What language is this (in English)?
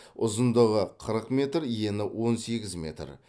Kazakh